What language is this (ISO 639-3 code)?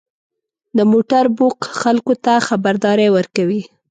pus